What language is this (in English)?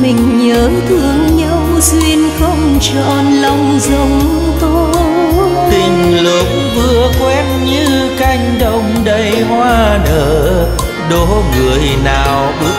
Vietnamese